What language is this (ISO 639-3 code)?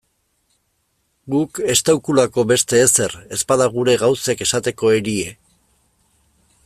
eus